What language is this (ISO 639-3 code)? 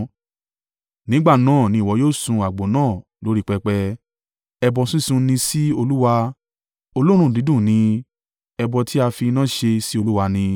yor